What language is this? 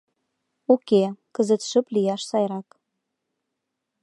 Mari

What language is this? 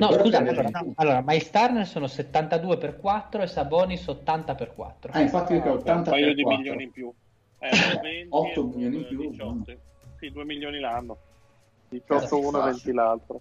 Italian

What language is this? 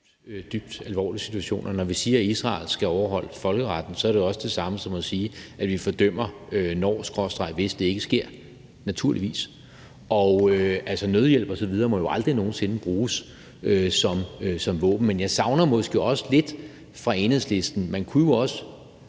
Danish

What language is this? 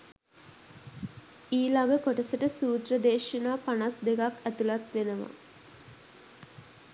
Sinhala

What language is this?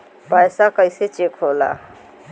Bhojpuri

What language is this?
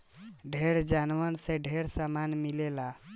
Bhojpuri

